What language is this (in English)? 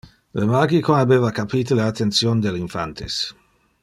Interlingua